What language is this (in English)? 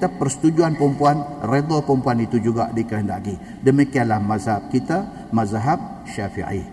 Malay